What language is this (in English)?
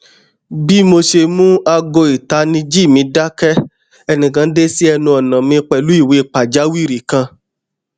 Yoruba